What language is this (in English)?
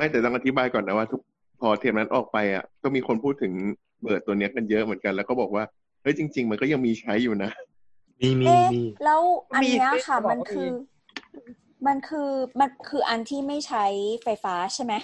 Thai